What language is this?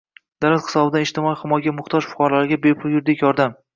Uzbek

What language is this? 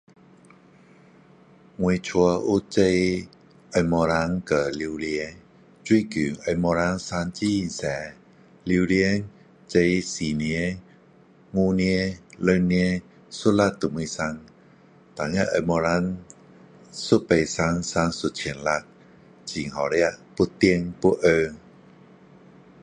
Min Dong Chinese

